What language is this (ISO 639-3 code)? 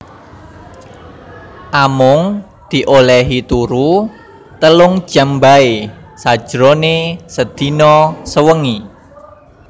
jav